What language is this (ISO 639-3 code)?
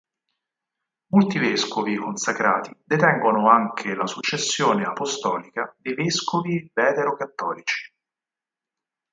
ita